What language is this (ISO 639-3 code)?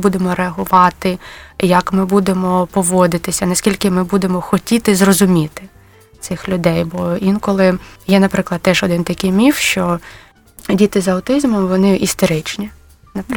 ukr